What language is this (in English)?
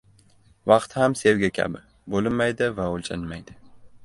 Uzbek